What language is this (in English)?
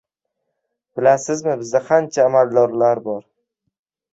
Uzbek